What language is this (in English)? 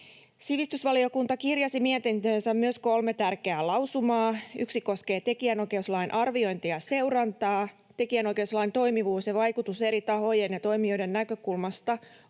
Finnish